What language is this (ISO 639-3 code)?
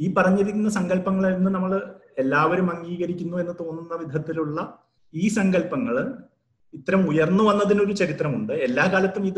mal